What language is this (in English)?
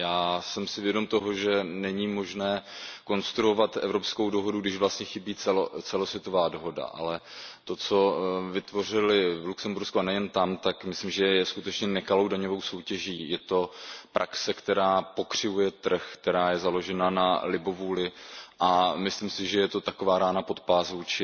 Czech